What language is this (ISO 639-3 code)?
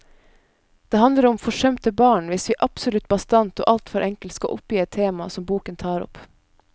nor